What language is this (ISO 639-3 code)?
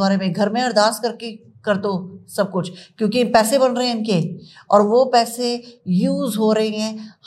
hin